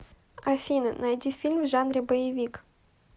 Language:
Russian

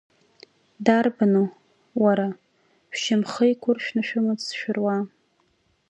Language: Abkhazian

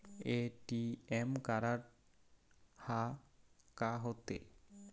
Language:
Chhattisgarhi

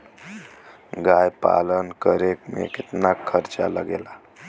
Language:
Bhojpuri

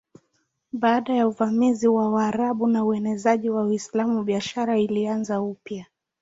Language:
Swahili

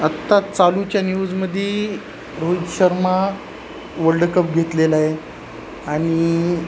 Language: Marathi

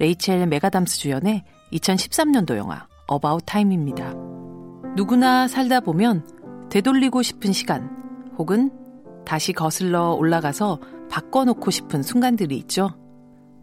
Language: Korean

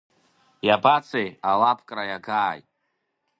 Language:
Abkhazian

